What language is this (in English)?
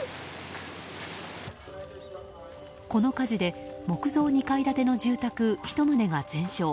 Japanese